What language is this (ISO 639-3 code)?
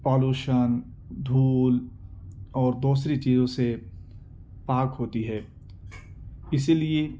urd